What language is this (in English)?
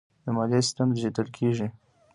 Pashto